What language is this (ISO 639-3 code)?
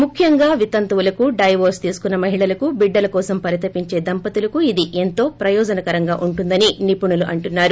tel